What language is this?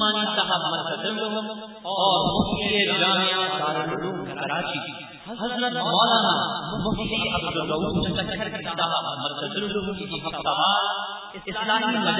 Urdu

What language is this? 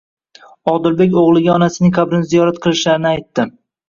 Uzbek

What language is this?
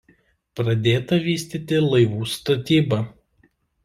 Lithuanian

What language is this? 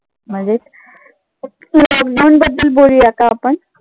Marathi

